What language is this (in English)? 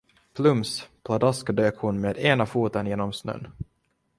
Swedish